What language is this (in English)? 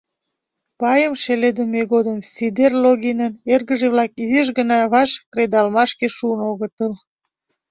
Mari